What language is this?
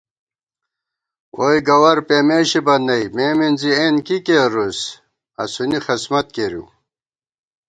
Gawar-Bati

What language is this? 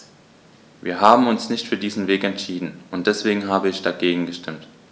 German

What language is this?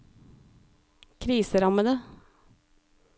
Norwegian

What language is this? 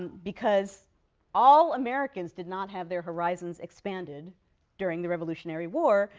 English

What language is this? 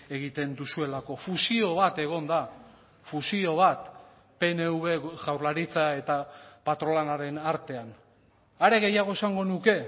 Basque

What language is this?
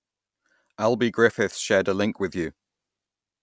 English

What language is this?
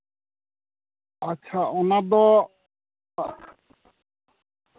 Santali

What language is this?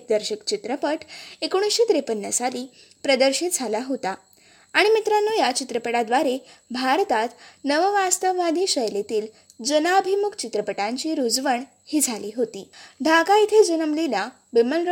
Marathi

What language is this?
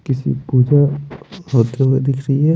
Hindi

